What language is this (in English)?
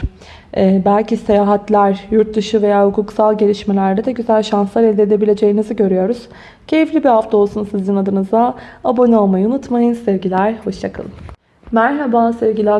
Turkish